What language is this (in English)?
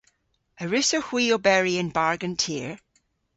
Cornish